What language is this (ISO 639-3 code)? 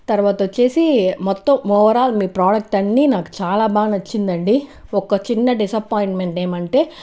tel